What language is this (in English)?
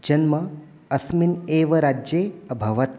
Sanskrit